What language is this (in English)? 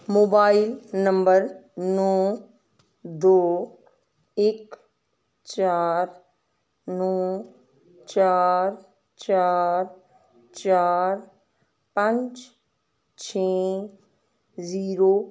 Punjabi